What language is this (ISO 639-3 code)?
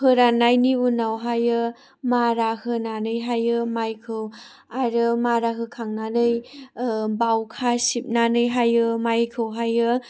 brx